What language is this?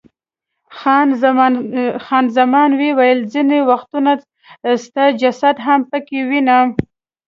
Pashto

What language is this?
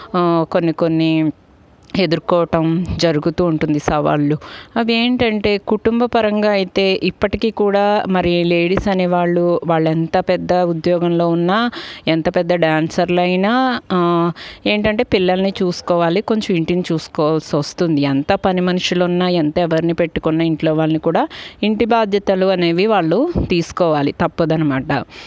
Telugu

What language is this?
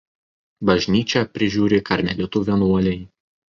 Lithuanian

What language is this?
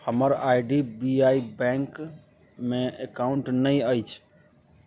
Maithili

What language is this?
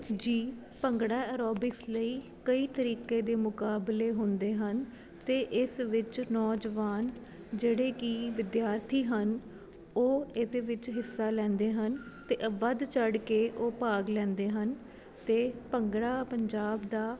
Punjabi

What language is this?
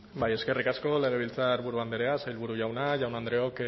Basque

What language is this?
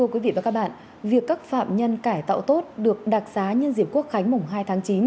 Vietnamese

